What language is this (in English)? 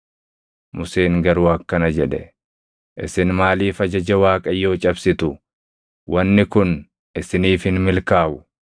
Oromo